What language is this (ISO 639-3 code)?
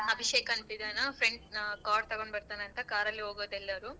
kan